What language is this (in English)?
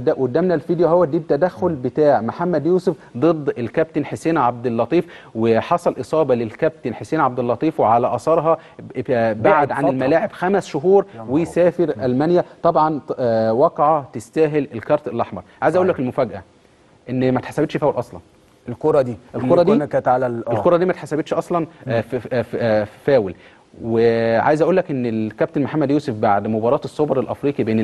Arabic